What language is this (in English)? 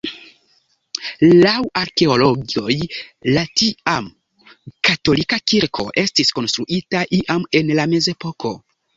Esperanto